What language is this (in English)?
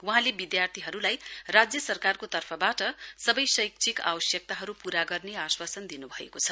Nepali